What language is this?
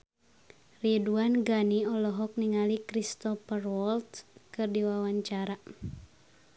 Sundanese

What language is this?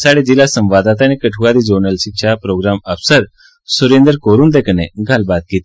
Dogri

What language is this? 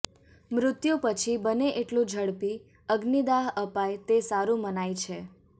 Gujarati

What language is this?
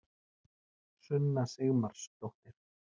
Icelandic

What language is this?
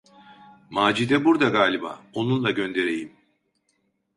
Turkish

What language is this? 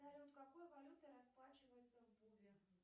Russian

